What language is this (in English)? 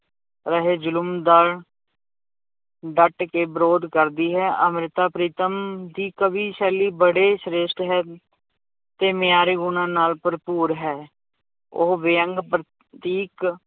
Punjabi